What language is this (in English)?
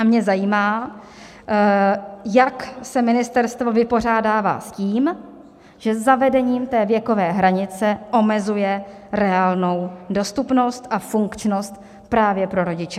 Czech